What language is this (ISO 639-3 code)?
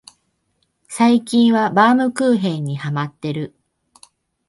jpn